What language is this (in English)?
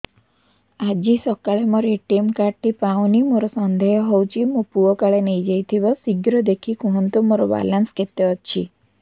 Odia